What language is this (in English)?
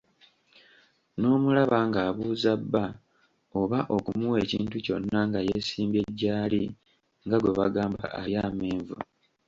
Ganda